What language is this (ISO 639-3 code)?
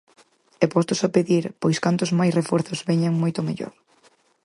glg